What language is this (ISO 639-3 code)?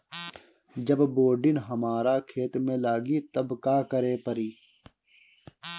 bho